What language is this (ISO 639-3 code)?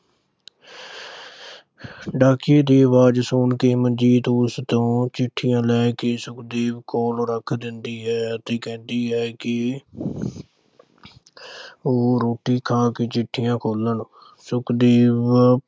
pan